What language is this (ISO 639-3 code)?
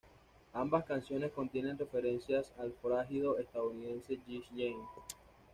spa